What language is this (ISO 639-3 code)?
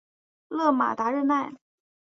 zho